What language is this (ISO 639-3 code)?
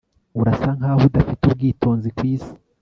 kin